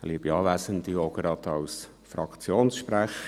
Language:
Swiss German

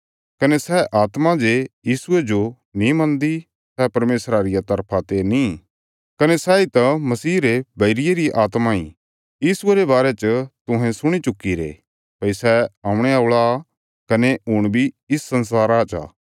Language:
Bilaspuri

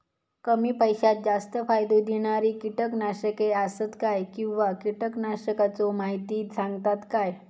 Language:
Marathi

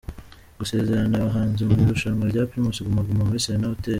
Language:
Kinyarwanda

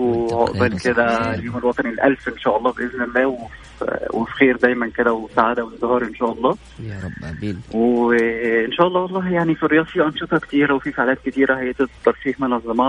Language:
Arabic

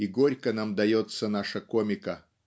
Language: Russian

